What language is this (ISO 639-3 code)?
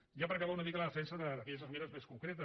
cat